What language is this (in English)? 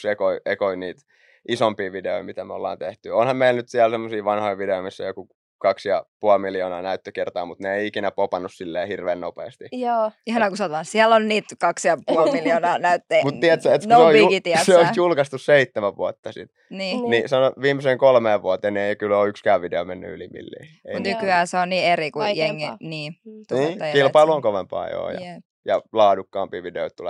Finnish